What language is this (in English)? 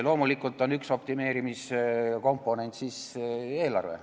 Estonian